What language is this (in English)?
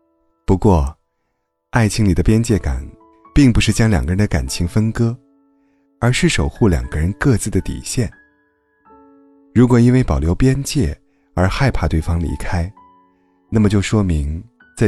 Chinese